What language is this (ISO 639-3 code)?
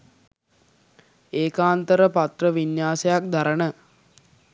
sin